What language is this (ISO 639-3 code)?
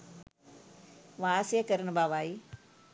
sin